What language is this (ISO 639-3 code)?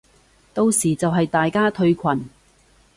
yue